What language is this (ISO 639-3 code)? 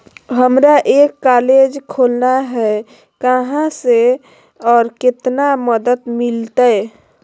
mag